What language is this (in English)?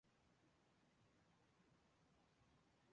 Chinese